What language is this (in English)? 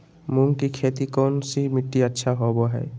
Magahi